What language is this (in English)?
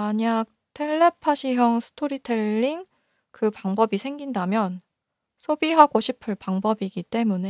Korean